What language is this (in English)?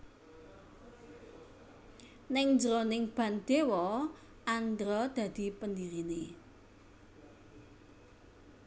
Javanese